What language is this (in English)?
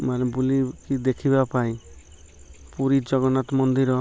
Odia